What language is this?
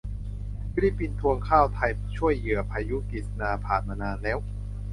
Thai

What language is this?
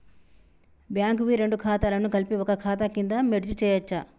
Telugu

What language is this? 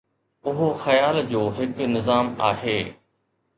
Sindhi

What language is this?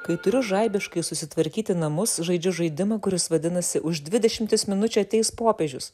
Lithuanian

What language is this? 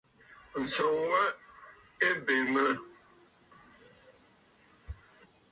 Bafut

